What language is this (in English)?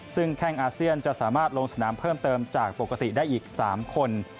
Thai